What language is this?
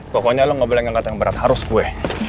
Indonesian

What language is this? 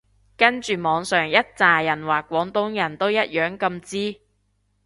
Cantonese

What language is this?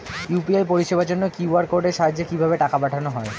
Bangla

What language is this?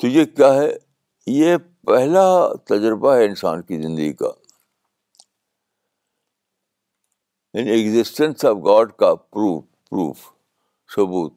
Urdu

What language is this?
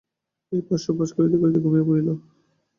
Bangla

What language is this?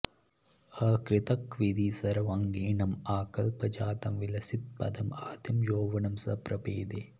Sanskrit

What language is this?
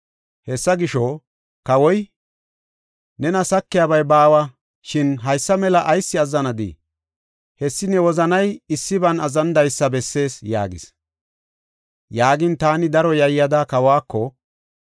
Gofa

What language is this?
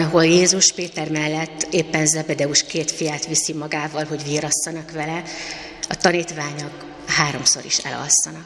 Hungarian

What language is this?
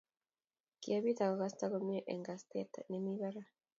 Kalenjin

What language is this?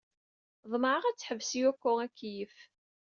Kabyle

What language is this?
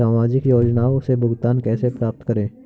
Hindi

